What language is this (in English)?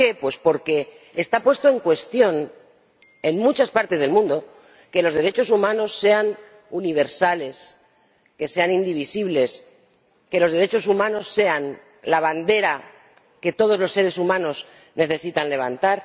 Spanish